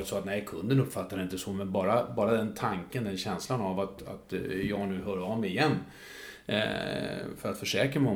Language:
Swedish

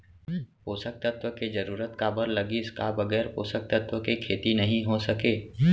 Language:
Chhattisgarhi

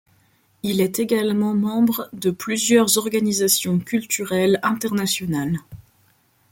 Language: French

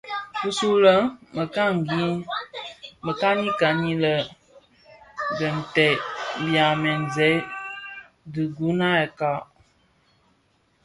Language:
Bafia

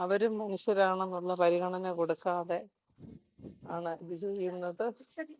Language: Malayalam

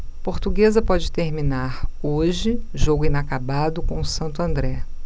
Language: Portuguese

